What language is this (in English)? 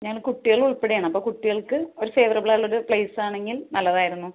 Malayalam